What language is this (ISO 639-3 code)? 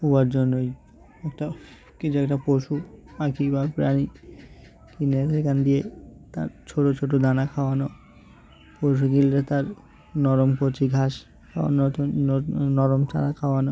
ben